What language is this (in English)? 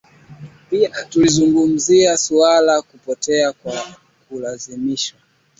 Swahili